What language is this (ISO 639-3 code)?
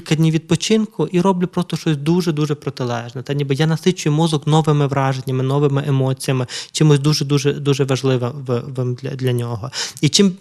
ukr